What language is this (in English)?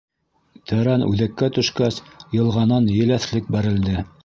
Bashkir